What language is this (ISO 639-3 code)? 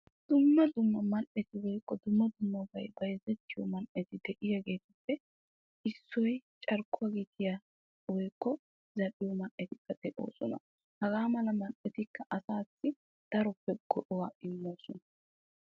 wal